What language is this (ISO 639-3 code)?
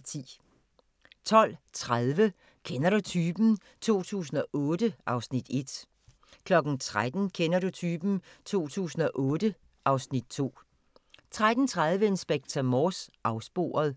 dan